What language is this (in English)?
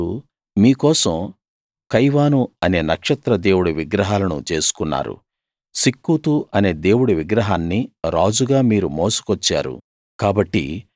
Telugu